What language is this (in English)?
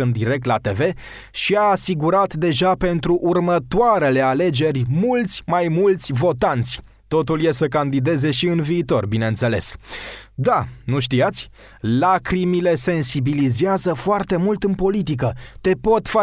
Romanian